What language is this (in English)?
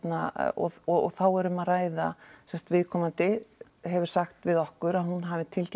Icelandic